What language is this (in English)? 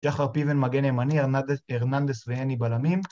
Hebrew